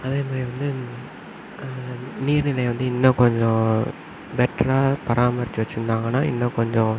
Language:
Tamil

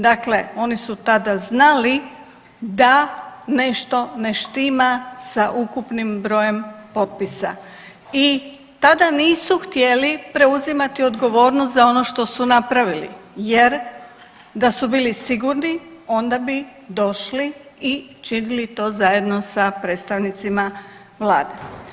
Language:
Croatian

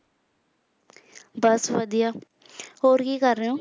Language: Punjabi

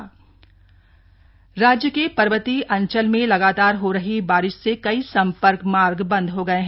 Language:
Hindi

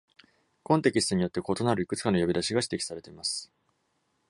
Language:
Japanese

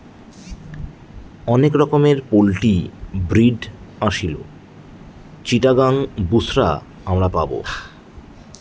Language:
Bangla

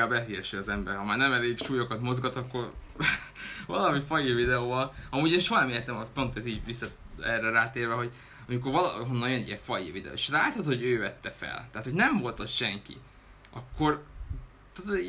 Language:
Hungarian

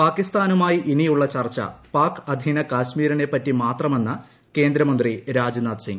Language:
Malayalam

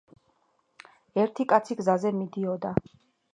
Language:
Georgian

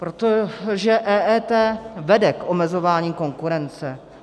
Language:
Czech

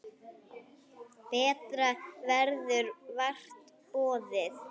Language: Icelandic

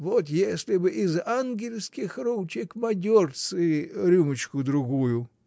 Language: Russian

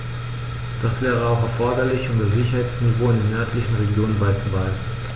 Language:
German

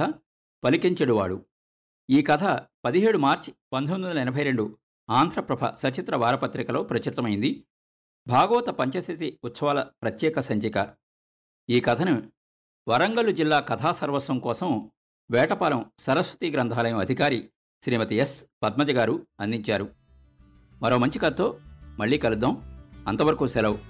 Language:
Telugu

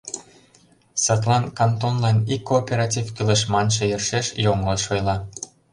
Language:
Mari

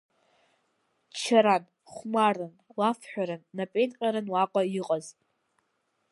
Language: Abkhazian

